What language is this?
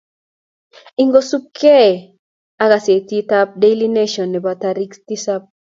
Kalenjin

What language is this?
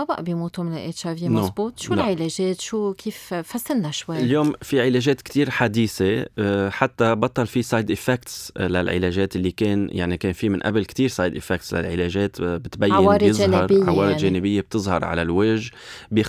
Arabic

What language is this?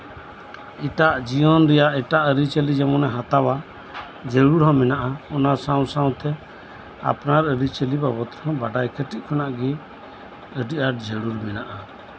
Santali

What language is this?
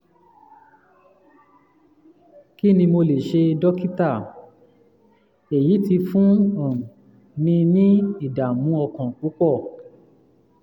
Yoruba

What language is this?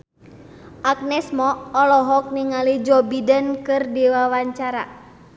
Sundanese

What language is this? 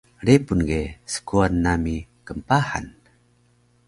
Taroko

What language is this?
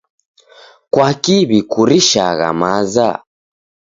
Taita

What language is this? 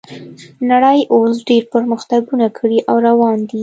Pashto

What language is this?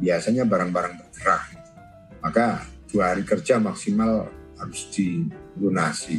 Indonesian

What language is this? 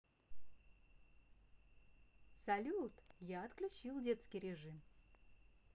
Russian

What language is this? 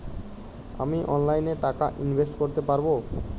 Bangla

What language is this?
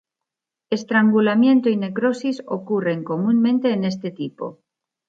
Spanish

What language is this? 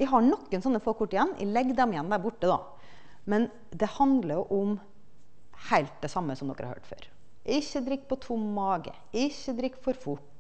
Norwegian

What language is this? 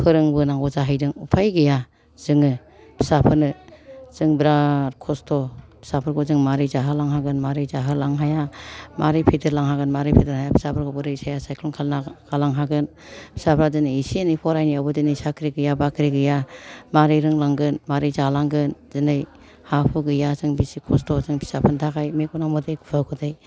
Bodo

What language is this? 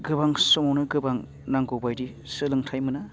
Bodo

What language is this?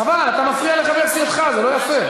Hebrew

